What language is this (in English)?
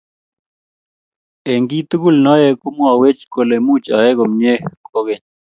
Kalenjin